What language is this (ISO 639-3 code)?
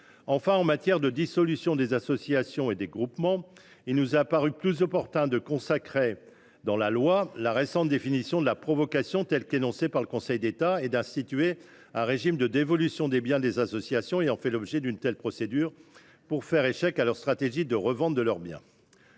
fra